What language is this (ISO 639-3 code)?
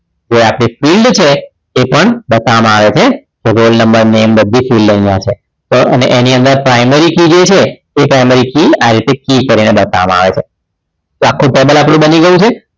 guj